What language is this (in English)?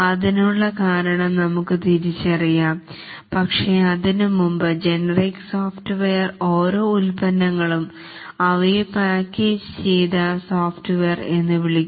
Malayalam